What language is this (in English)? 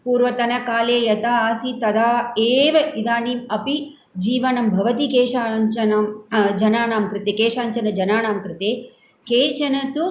Sanskrit